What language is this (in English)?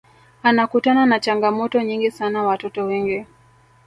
Swahili